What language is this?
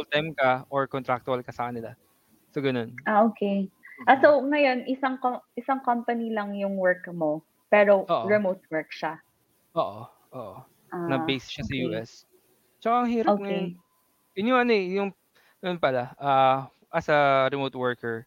Filipino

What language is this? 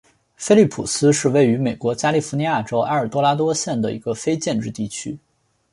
Chinese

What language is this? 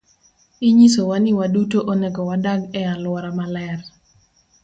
Luo (Kenya and Tanzania)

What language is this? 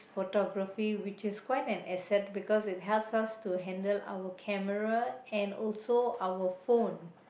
English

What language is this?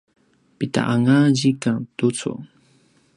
Paiwan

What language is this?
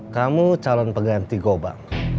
Indonesian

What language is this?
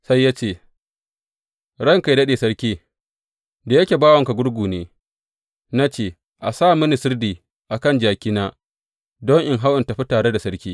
Hausa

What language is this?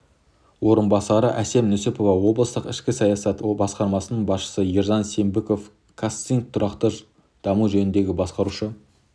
Kazakh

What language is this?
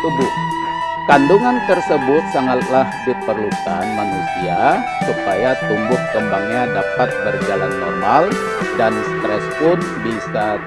Indonesian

